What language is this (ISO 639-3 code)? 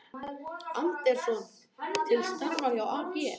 isl